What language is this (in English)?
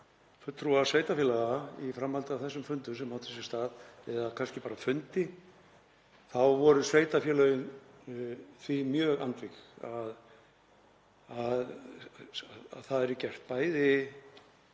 Icelandic